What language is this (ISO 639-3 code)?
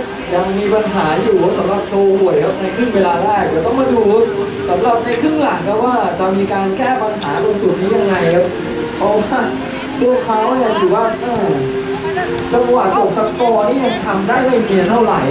tha